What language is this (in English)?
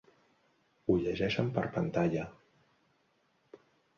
Catalan